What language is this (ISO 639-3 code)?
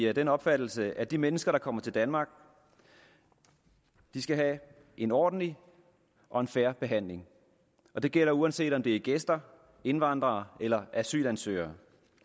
dan